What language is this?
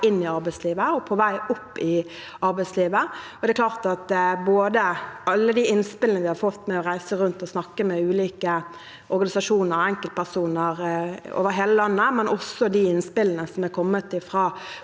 Norwegian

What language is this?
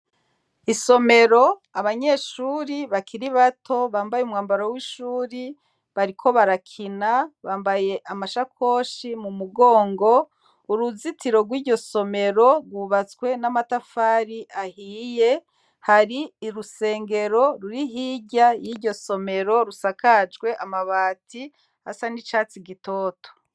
Rundi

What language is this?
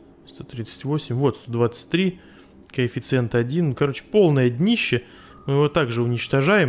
Russian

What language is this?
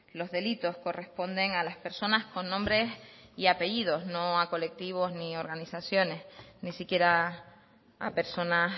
Spanish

